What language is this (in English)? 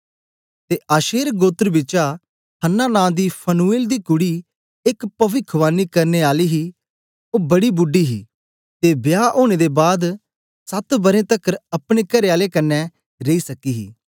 Dogri